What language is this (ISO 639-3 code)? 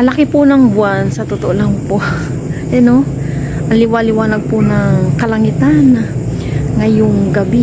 fil